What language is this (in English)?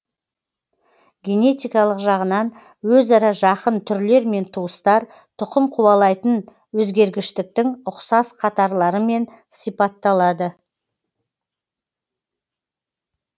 Kazakh